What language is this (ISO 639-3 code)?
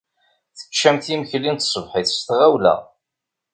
kab